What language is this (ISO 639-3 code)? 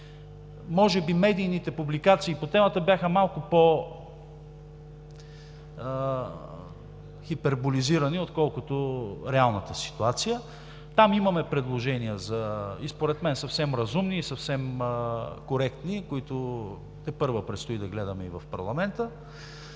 bul